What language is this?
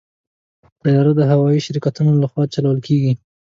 Pashto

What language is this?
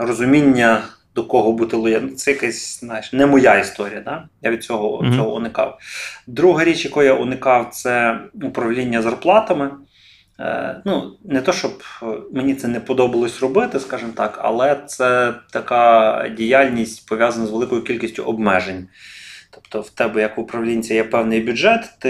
Ukrainian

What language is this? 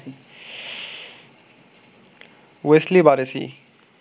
Bangla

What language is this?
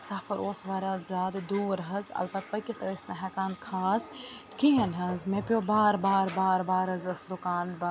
Kashmiri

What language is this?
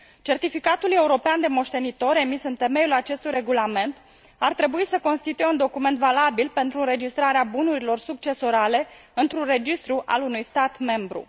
Romanian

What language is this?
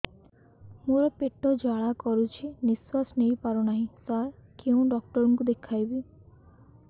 Odia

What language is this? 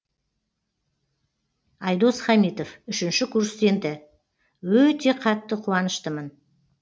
Kazakh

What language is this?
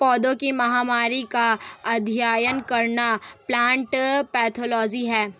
Hindi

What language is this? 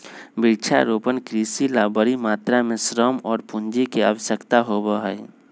Magahi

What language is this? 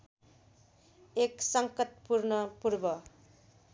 Nepali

